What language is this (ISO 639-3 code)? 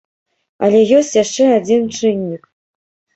bel